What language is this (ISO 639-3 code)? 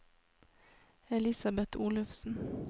nor